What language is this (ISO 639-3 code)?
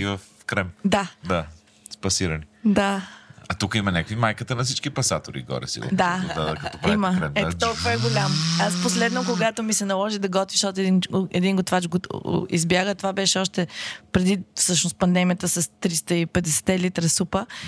bul